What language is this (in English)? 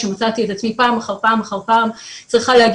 Hebrew